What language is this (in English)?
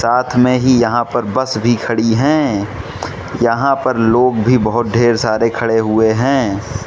Hindi